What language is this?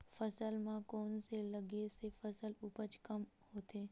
Chhattisgarhi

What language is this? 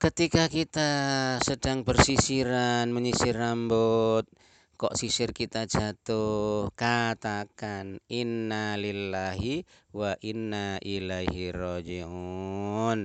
Indonesian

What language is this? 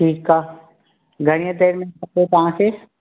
Sindhi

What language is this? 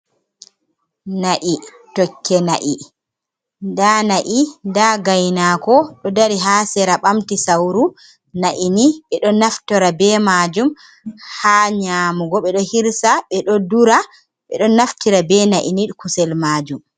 Fula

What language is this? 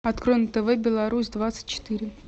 Russian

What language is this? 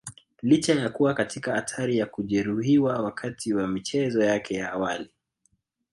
Swahili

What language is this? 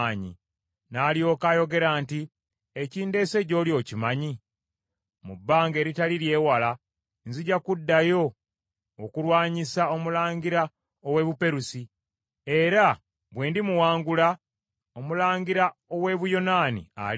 Ganda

